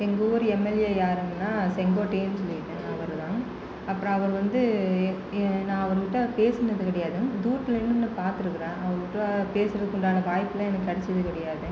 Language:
Tamil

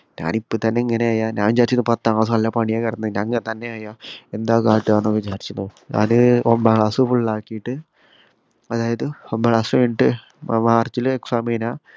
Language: Malayalam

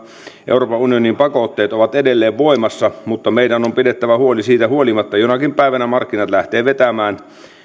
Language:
Finnish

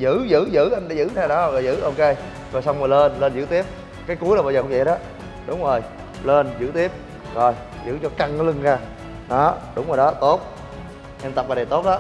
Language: Vietnamese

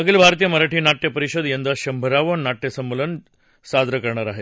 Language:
Marathi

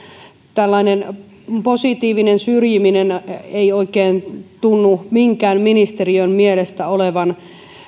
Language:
Finnish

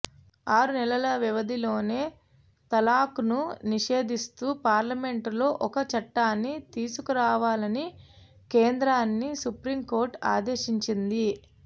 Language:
Telugu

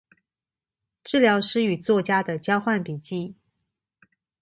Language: Chinese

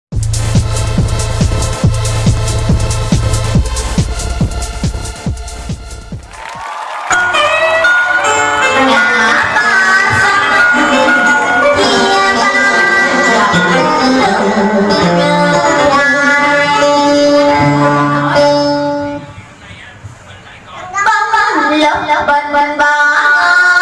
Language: Vietnamese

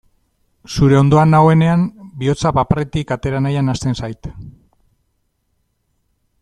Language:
Basque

